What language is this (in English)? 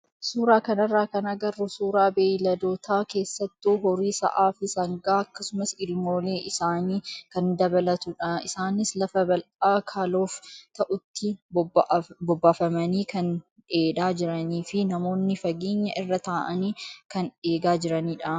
Oromo